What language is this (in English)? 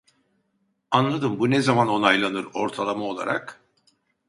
Turkish